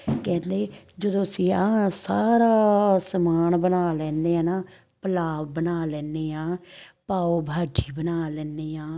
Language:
Punjabi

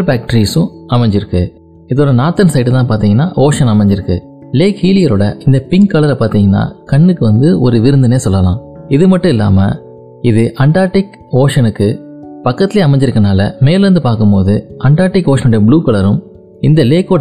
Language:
Tamil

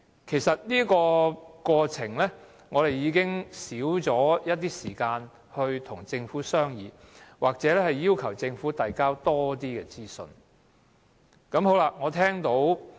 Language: Cantonese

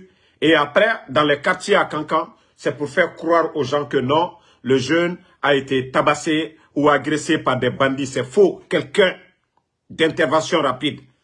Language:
French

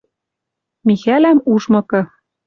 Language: Western Mari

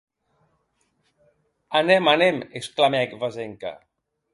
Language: Occitan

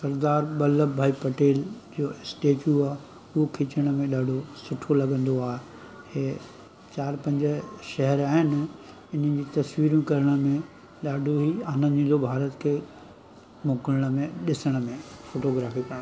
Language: Sindhi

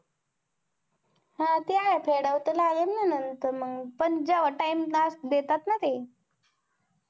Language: Marathi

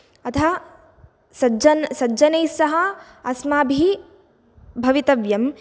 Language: Sanskrit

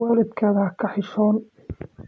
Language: Somali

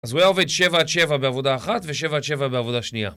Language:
Hebrew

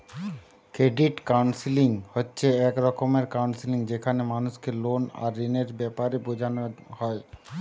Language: Bangla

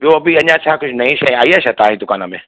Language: Sindhi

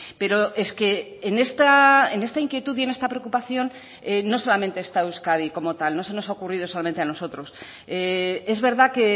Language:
Spanish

